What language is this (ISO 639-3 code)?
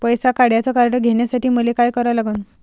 mar